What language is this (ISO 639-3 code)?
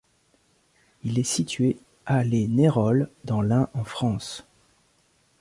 fra